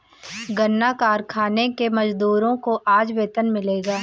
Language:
Hindi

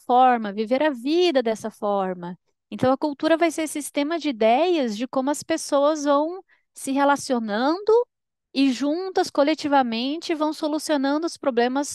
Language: Portuguese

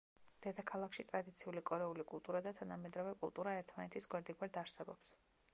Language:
Georgian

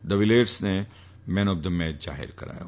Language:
Gujarati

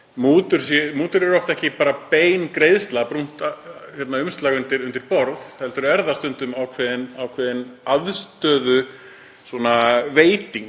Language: Icelandic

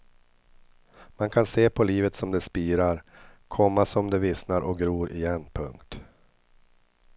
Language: Swedish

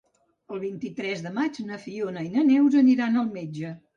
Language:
Catalan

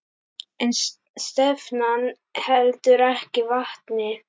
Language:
Icelandic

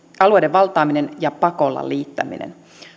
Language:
Finnish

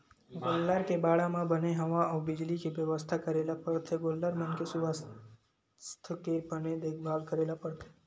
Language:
Chhattisgarhi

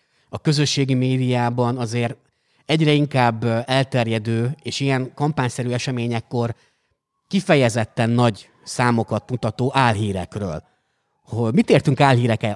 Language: Hungarian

